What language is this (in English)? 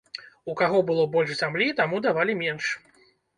Belarusian